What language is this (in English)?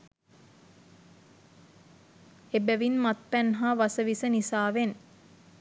Sinhala